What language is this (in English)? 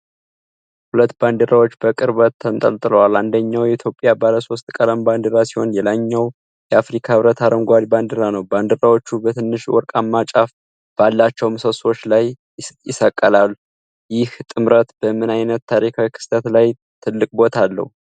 Amharic